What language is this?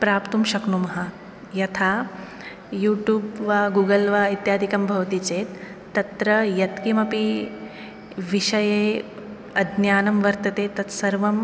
Sanskrit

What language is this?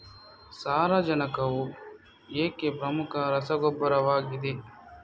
Kannada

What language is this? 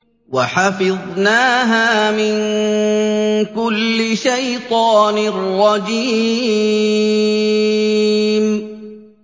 Arabic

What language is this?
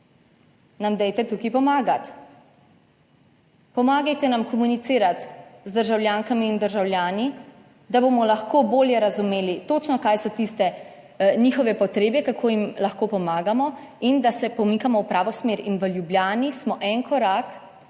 Slovenian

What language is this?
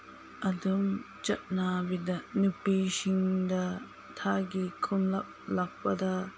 Manipuri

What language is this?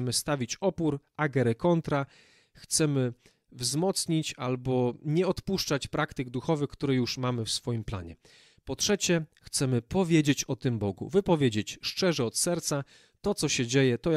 Polish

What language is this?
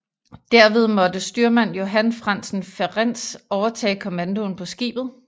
Danish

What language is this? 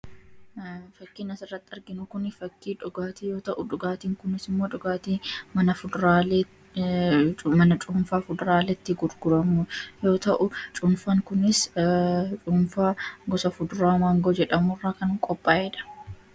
Oromo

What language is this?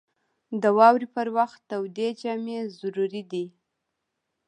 Pashto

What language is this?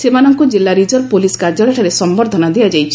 Odia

